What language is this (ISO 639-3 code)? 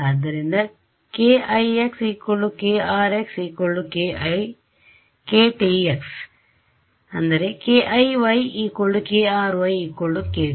kan